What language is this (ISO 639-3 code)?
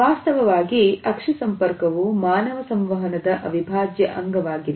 kan